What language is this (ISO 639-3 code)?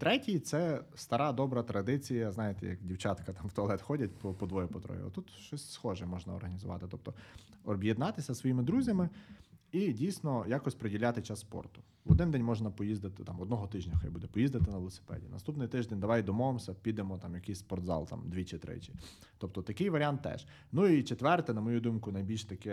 ukr